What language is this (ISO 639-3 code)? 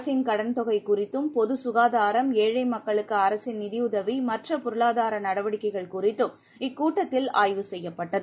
tam